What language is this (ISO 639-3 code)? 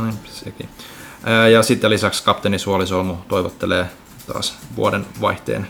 fin